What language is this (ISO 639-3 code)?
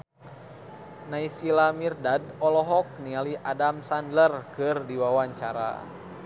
sun